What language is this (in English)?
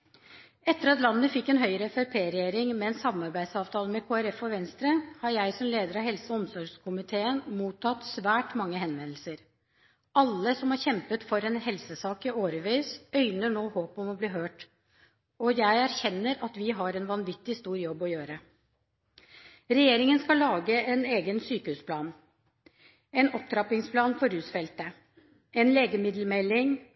Norwegian Bokmål